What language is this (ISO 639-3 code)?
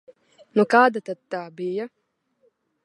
lav